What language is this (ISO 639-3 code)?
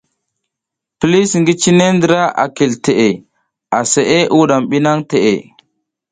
giz